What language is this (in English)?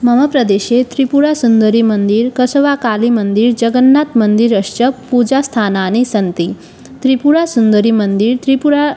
Sanskrit